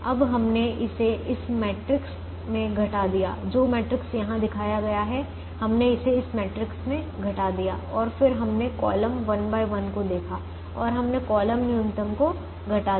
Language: Hindi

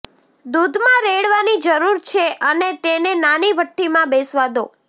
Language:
Gujarati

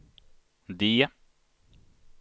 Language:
Swedish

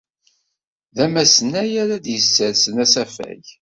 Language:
Kabyle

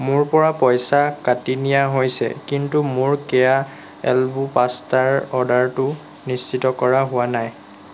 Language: Assamese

